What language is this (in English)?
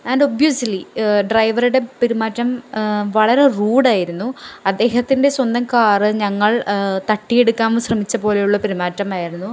Malayalam